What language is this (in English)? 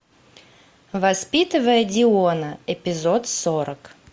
Russian